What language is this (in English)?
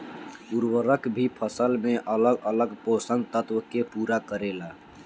Bhojpuri